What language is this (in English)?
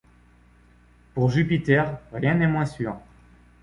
French